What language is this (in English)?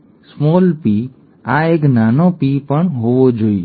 Gujarati